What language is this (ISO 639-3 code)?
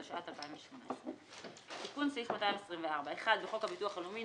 heb